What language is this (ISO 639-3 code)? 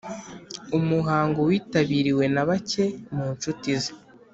kin